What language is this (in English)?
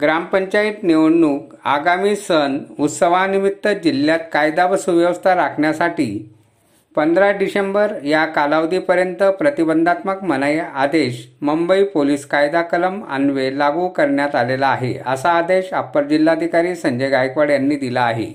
Marathi